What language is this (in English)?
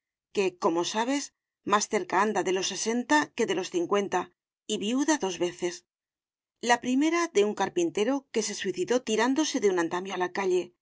Spanish